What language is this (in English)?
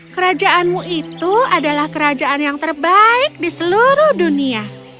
Indonesian